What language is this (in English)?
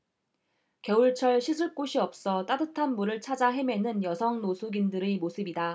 Korean